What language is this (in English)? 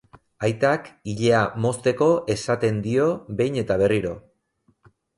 Basque